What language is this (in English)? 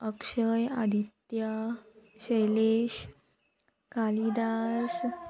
Konkani